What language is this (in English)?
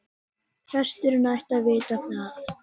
Icelandic